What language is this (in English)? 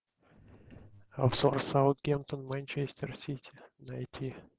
Russian